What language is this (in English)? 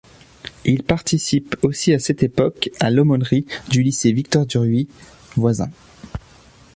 French